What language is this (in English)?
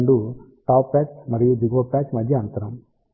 Telugu